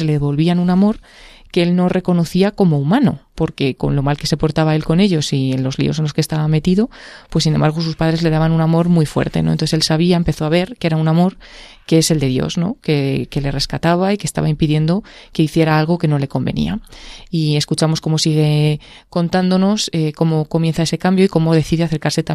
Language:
Spanish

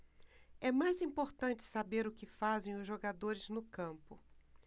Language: Portuguese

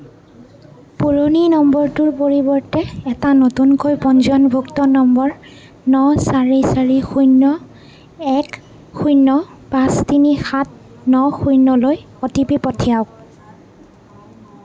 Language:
Assamese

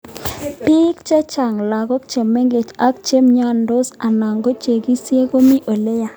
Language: Kalenjin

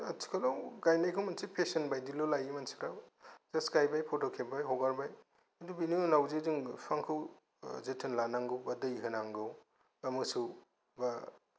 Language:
Bodo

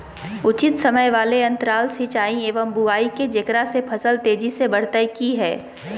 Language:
Magahi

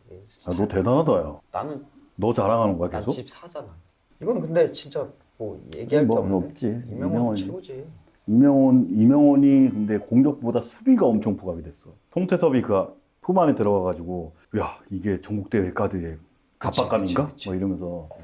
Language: Korean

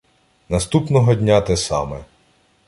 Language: Ukrainian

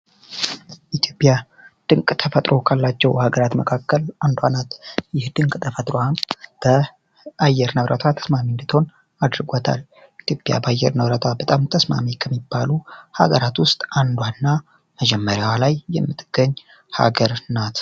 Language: Amharic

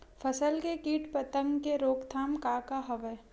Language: Chhattisgarhi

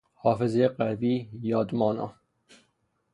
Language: Persian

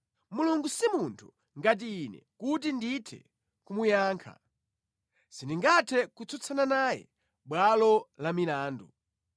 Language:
Nyanja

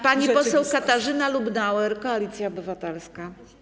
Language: Polish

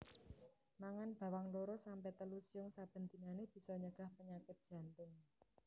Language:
Javanese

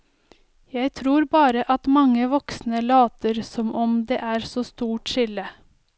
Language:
Norwegian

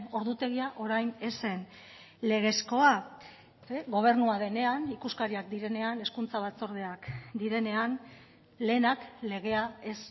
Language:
Basque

